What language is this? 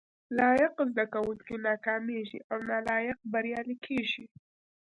Pashto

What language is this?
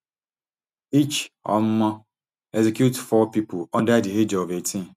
Nigerian Pidgin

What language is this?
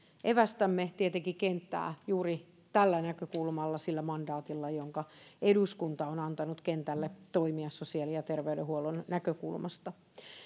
Finnish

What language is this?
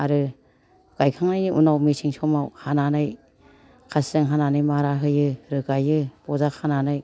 Bodo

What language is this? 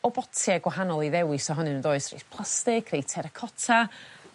Welsh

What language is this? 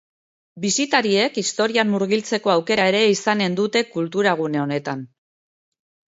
Basque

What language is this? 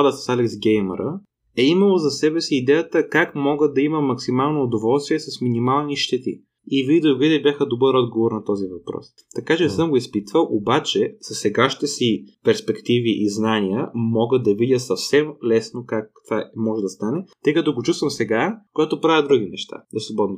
Bulgarian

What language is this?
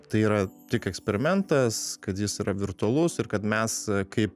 Lithuanian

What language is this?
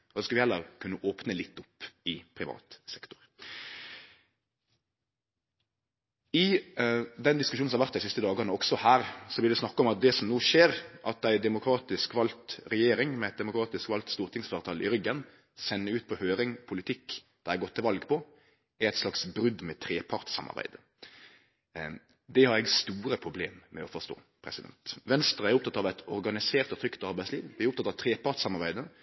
Norwegian Nynorsk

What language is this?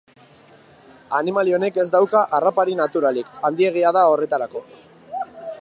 Basque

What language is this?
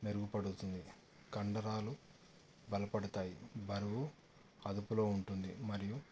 Telugu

